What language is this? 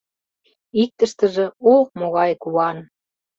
Mari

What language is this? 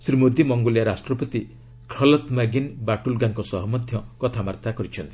Odia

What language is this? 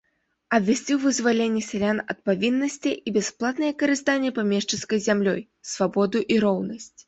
Belarusian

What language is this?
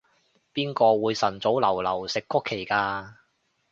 Cantonese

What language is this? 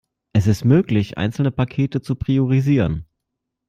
German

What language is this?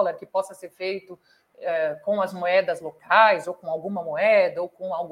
Portuguese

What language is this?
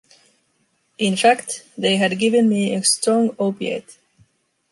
English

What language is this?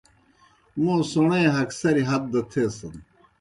Kohistani Shina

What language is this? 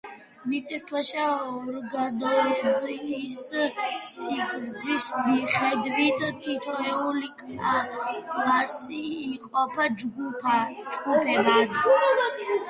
Georgian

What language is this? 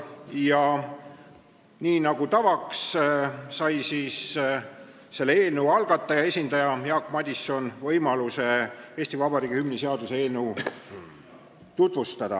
Estonian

